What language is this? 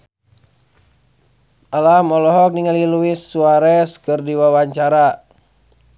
Sundanese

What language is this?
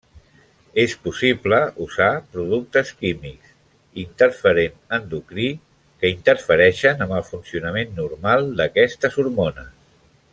Catalan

